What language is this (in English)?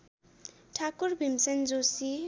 Nepali